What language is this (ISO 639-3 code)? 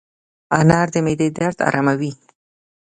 pus